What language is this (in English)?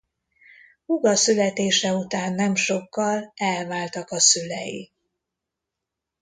Hungarian